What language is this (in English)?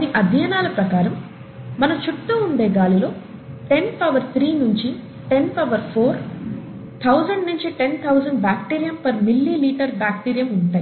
Telugu